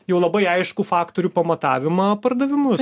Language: Lithuanian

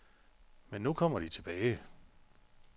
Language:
Danish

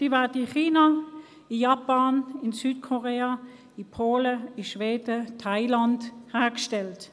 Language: Swiss German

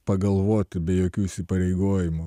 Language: Lithuanian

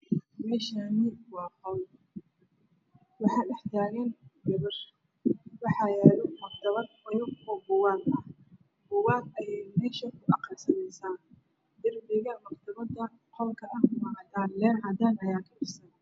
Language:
Somali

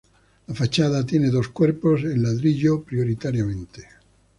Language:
Spanish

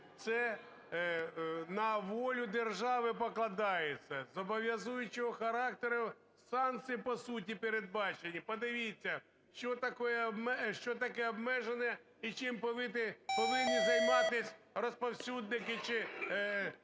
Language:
Ukrainian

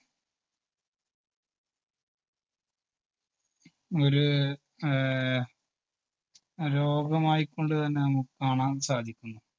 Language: Malayalam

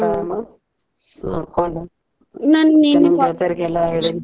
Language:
Kannada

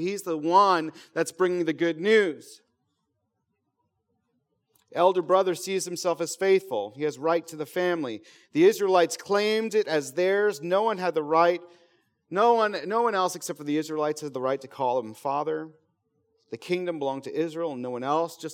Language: English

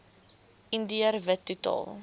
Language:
Afrikaans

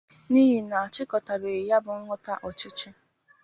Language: Igbo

